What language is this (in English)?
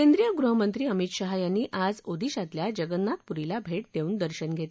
Marathi